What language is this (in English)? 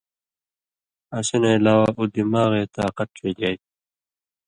Indus Kohistani